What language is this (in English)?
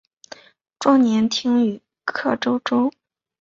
Chinese